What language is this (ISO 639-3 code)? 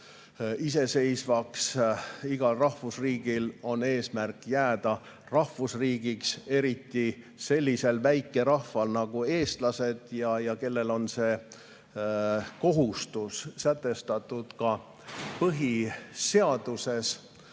est